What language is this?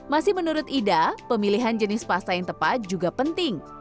Indonesian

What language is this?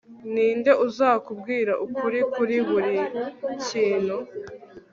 Kinyarwanda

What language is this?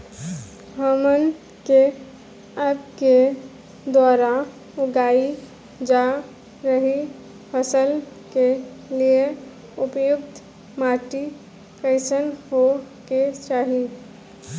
Bhojpuri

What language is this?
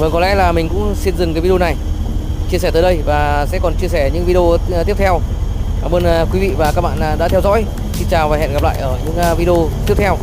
Vietnamese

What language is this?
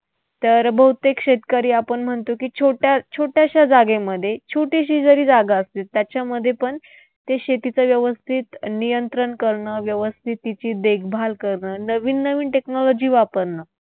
Marathi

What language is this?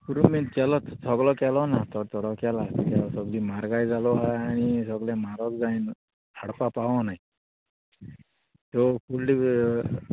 Konkani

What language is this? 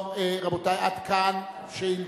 Hebrew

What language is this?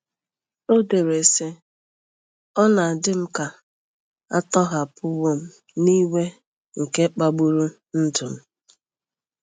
Igbo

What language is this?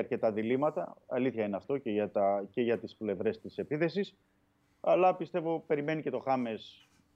Greek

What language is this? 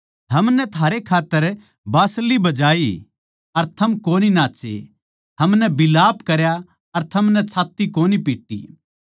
Haryanvi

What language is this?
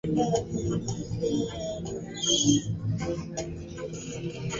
Swahili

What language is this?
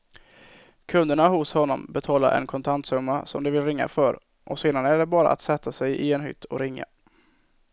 Swedish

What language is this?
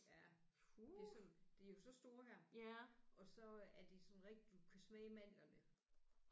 Danish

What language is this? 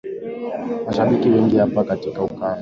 Swahili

